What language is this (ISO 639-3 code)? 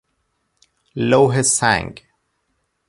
fas